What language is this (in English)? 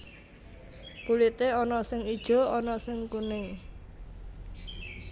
Javanese